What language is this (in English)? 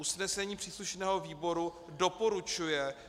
Czech